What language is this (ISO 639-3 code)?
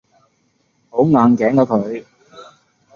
yue